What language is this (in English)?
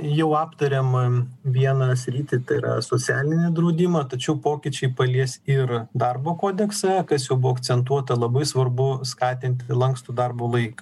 Lithuanian